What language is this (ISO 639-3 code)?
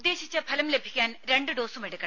mal